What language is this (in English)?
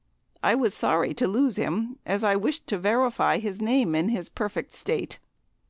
English